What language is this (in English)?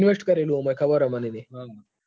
Gujarati